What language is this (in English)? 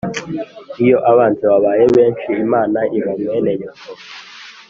Kinyarwanda